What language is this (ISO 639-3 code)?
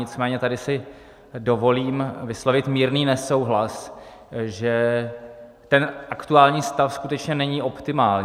ces